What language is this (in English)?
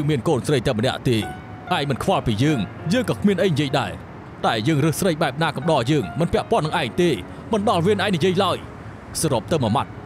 Thai